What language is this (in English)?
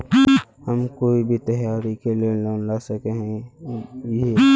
Magahi